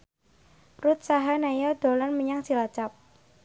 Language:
Javanese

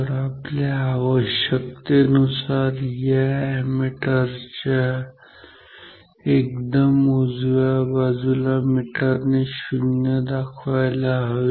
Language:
Marathi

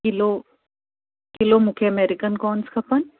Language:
Sindhi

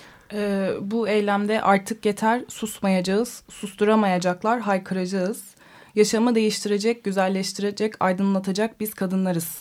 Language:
Turkish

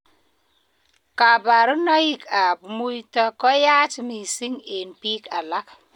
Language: Kalenjin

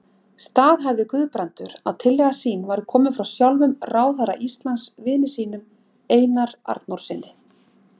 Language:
Icelandic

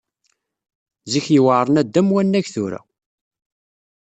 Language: Kabyle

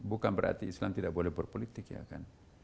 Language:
Indonesian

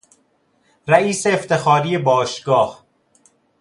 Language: Persian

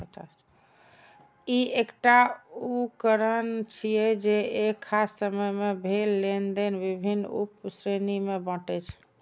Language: Maithili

